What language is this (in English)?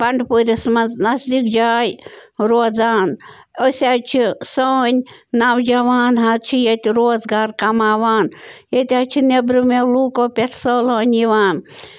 Kashmiri